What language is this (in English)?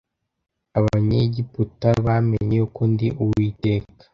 Kinyarwanda